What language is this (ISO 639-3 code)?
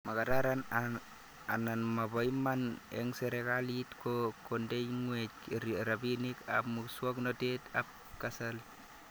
kln